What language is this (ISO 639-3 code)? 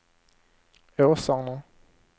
swe